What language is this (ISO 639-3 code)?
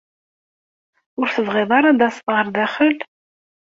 kab